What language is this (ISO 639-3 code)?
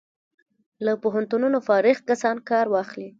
pus